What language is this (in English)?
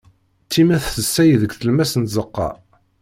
Kabyle